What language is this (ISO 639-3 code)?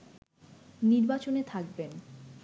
ben